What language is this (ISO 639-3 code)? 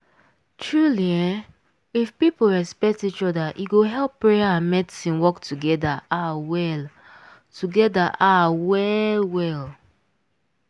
pcm